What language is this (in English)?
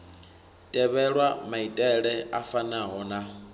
Venda